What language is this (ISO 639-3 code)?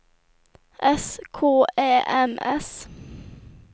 swe